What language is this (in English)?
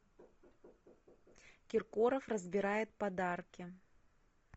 Russian